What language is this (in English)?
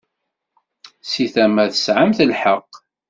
Kabyle